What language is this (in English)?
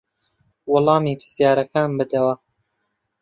Central Kurdish